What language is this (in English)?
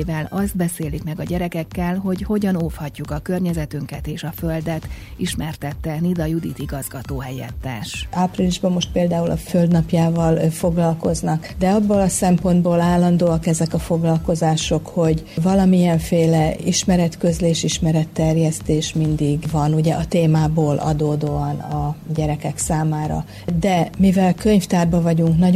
Hungarian